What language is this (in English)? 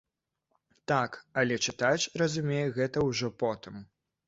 Belarusian